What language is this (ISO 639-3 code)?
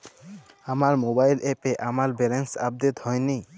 ben